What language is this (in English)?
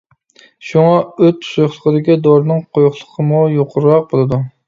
Uyghur